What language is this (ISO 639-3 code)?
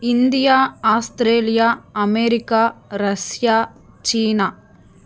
tam